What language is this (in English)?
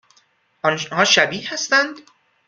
Persian